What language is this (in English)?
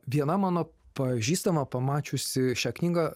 Lithuanian